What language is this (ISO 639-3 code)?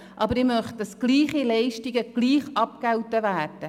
gsw